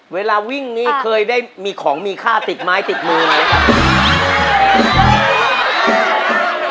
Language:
Thai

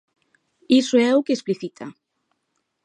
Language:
Galician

